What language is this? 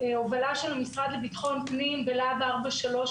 Hebrew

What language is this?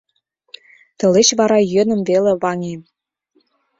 Mari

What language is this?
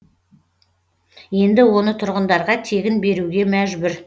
Kazakh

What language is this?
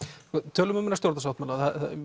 Icelandic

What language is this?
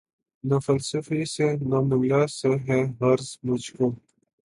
Urdu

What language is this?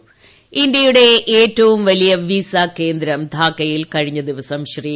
Malayalam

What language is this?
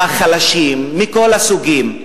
Hebrew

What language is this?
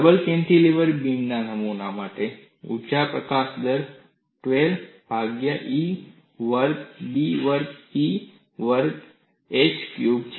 Gujarati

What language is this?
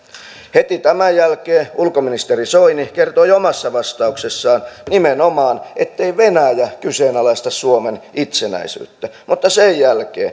Finnish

